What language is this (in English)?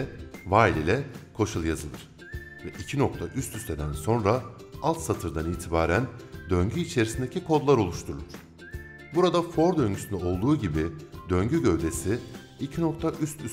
Turkish